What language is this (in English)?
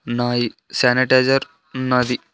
Telugu